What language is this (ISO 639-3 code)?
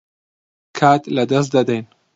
ckb